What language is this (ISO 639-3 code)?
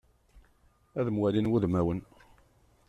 kab